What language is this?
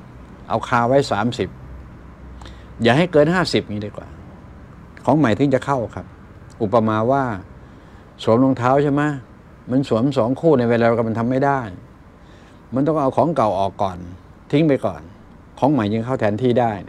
Thai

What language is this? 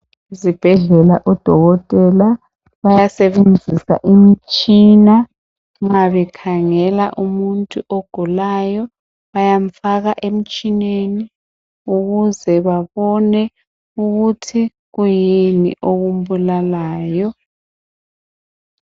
North Ndebele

